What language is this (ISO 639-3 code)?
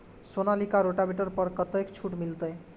mai